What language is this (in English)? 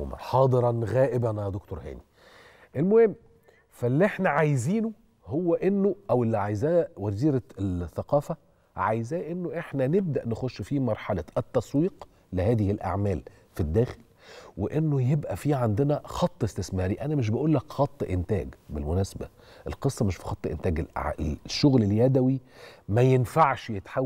Arabic